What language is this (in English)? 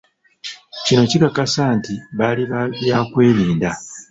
Ganda